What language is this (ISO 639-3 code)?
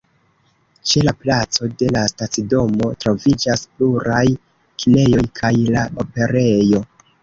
epo